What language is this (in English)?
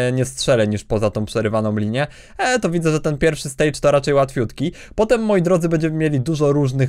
Polish